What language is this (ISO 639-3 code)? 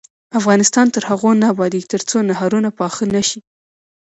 pus